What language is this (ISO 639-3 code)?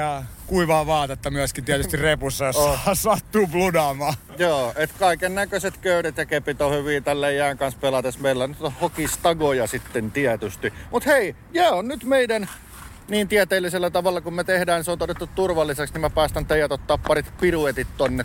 fin